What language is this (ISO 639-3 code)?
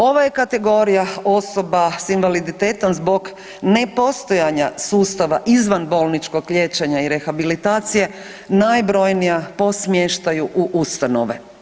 hrv